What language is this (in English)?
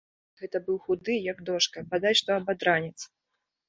Belarusian